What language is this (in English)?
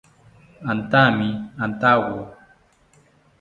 South Ucayali Ashéninka